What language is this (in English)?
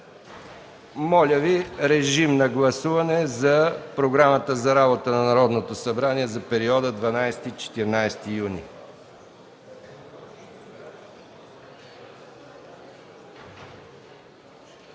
Bulgarian